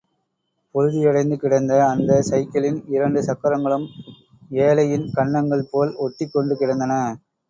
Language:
Tamil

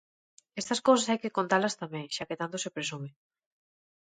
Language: Galician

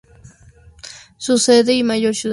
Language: Spanish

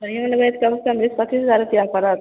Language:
Maithili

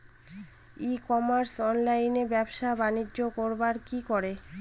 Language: Bangla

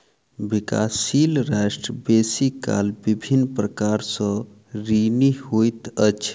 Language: Maithili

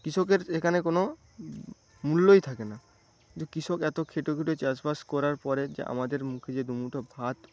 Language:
Bangla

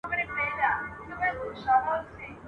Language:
Pashto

